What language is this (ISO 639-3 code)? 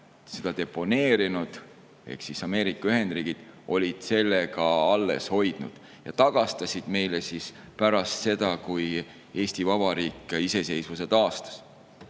est